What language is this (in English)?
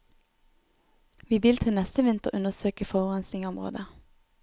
Norwegian